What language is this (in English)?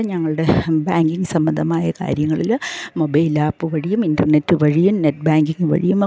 Malayalam